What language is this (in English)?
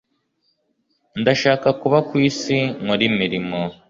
Kinyarwanda